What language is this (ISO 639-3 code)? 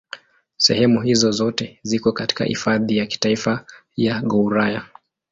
swa